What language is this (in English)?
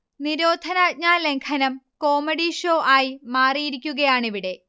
Malayalam